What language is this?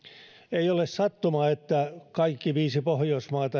Finnish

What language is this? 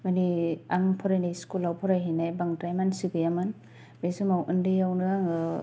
Bodo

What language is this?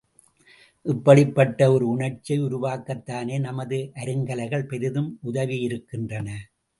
Tamil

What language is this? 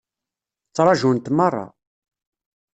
Kabyle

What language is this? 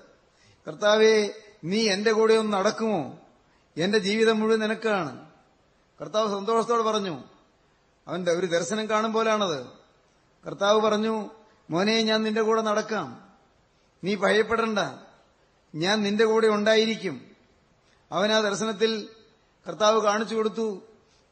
Malayalam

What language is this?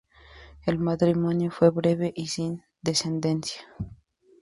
Spanish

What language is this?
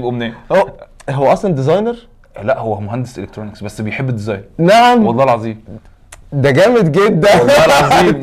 Arabic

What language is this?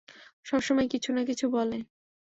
Bangla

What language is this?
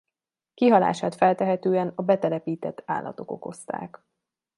Hungarian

